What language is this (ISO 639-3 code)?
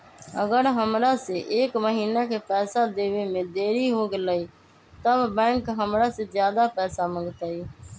mag